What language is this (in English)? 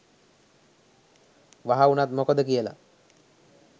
Sinhala